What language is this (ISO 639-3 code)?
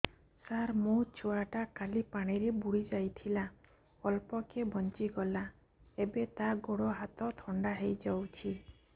ori